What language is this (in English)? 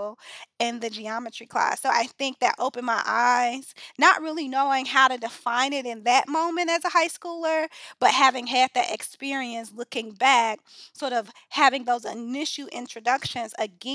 English